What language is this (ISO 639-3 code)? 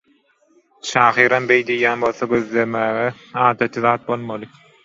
tuk